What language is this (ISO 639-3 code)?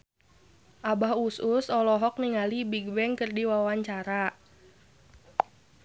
sun